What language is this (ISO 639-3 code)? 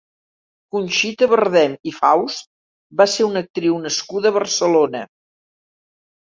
cat